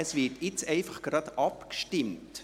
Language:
Swiss German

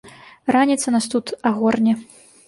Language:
Belarusian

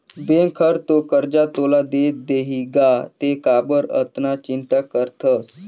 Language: Chhattisgarhi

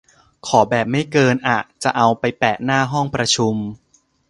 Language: Thai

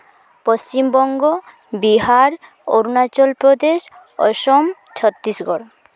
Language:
Santali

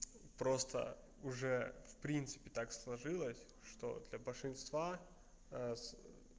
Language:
Russian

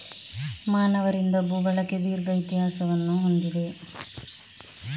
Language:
Kannada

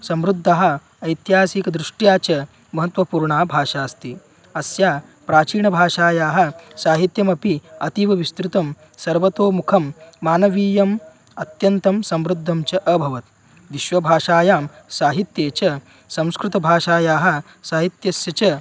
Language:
Sanskrit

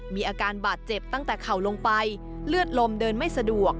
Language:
Thai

